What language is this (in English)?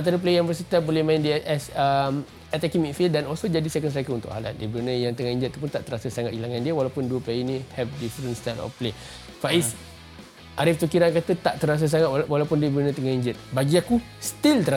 Malay